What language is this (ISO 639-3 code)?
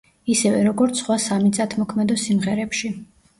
kat